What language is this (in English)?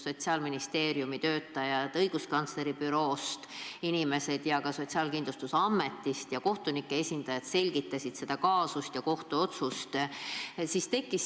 Estonian